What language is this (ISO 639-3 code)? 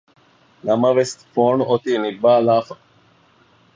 div